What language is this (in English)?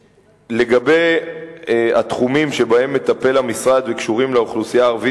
Hebrew